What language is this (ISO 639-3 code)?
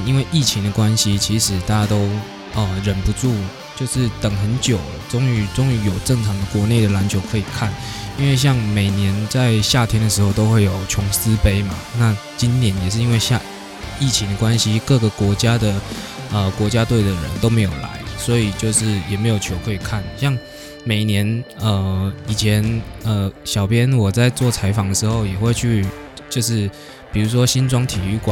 zho